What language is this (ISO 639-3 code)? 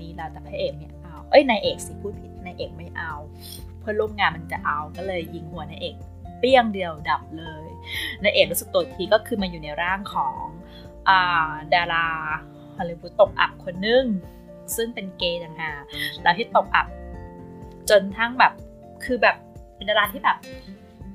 tha